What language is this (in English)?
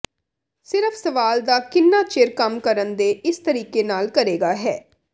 Punjabi